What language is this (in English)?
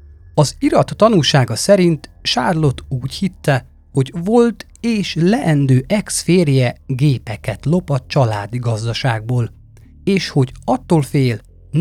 Hungarian